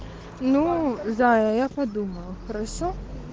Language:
Russian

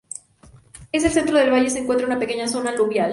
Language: Spanish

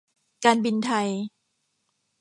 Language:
Thai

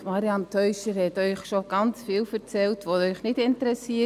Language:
Swiss German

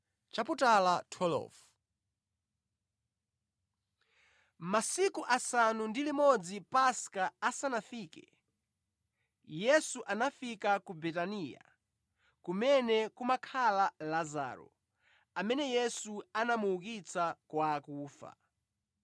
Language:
Nyanja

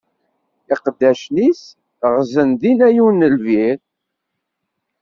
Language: Kabyle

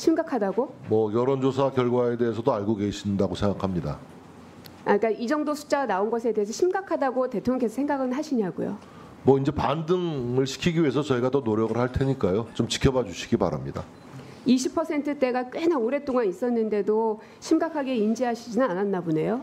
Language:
Korean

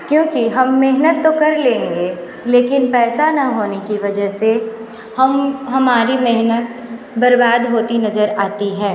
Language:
Hindi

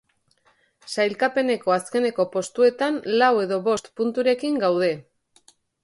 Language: Basque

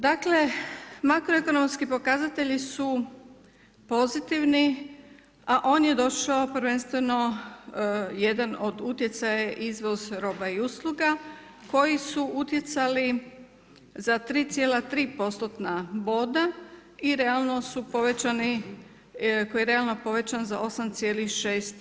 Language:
Croatian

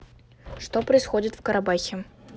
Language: Russian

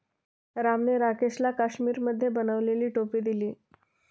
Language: Marathi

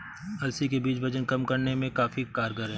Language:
Hindi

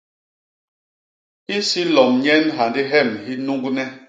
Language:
Basaa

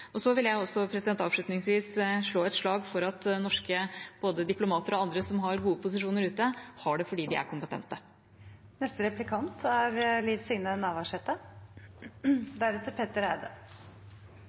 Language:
Norwegian Bokmål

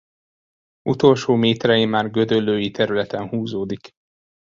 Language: Hungarian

